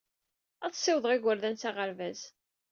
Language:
Kabyle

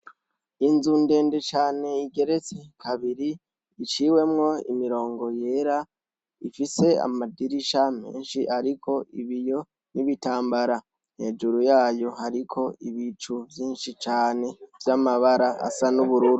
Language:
Rundi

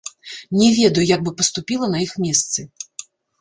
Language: Belarusian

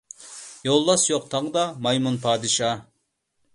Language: Uyghur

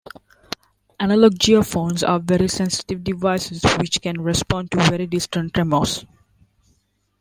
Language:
English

